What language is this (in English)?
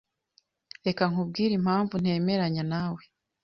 Kinyarwanda